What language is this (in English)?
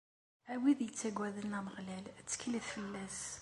Kabyle